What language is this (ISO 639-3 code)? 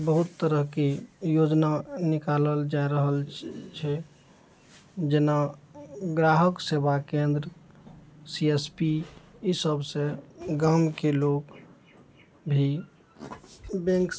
mai